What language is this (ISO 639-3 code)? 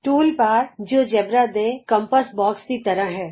pan